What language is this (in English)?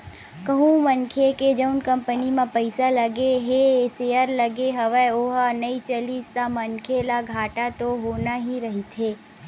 Chhattisgarhi